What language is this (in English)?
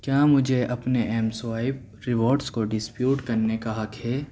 Urdu